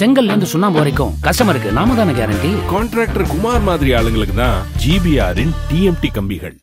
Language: Korean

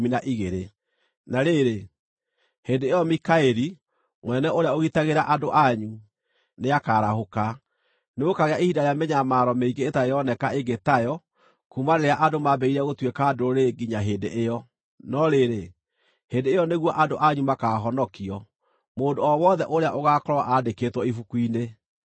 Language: Kikuyu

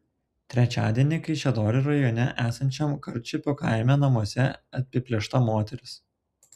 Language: Lithuanian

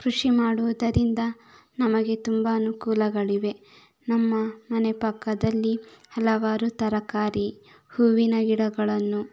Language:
Kannada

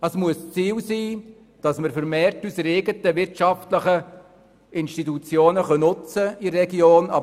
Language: Swiss German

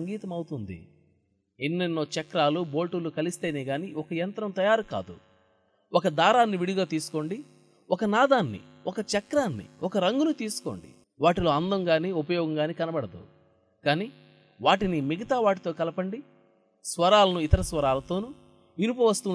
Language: Telugu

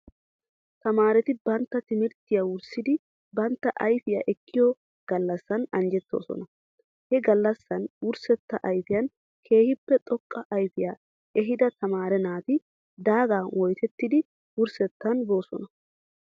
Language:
Wolaytta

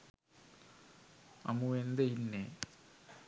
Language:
Sinhala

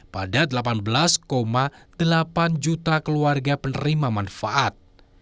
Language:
Indonesian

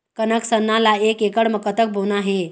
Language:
Chhattisgarhi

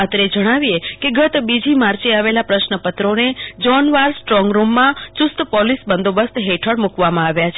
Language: Gujarati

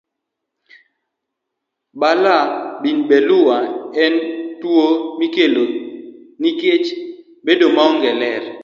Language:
Luo (Kenya and Tanzania)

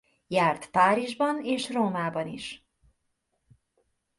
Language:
Hungarian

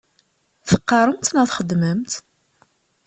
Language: Kabyle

